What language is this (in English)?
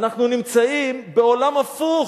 Hebrew